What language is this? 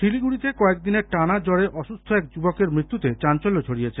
Bangla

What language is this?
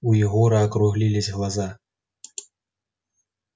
Russian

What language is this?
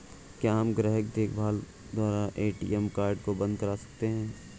Hindi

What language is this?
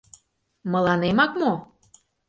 Mari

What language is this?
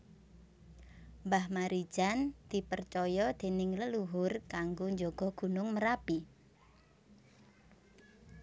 Javanese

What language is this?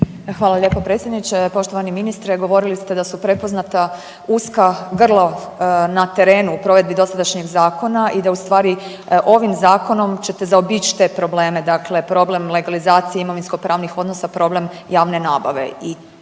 Croatian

